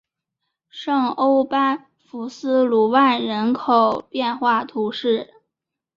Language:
Chinese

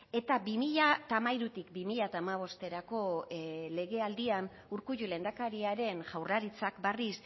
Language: Basque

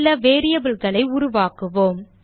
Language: Tamil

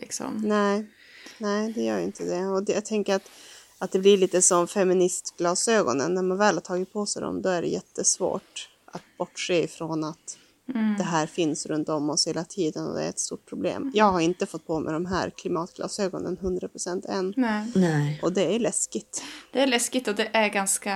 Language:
Swedish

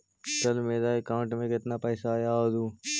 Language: Magahi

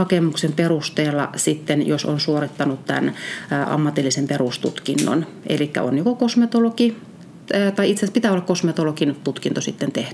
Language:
Finnish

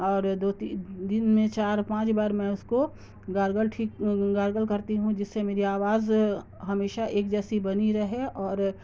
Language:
Urdu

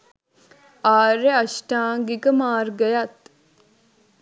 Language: Sinhala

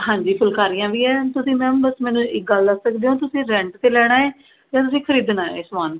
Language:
Punjabi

